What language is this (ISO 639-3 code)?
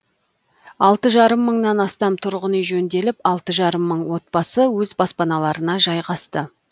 kaz